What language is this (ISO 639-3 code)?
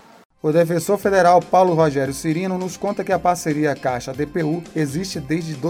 por